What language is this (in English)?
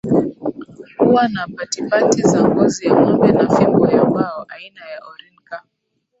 Swahili